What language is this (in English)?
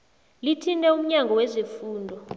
South Ndebele